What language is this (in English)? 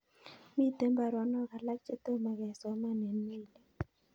Kalenjin